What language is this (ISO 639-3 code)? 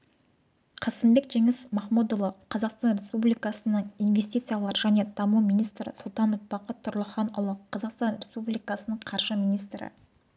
kaz